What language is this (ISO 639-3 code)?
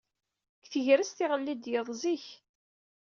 kab